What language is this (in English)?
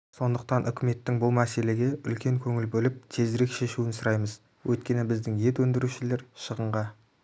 Kazakh